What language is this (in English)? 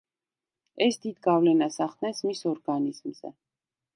Georgian